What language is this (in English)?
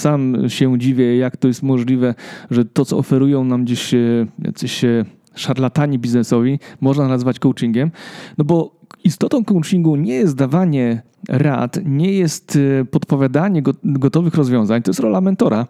Polish